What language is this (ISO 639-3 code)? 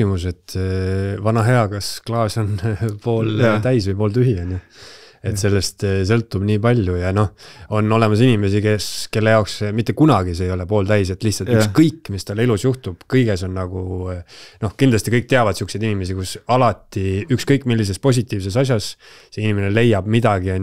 fin